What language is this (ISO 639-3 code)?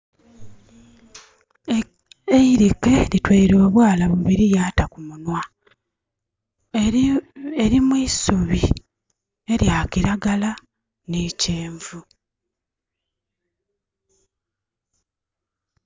xog